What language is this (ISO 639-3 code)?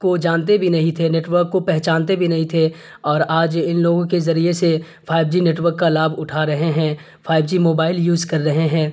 urd